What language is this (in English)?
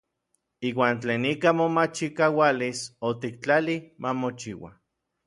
Orizaba Nahuatl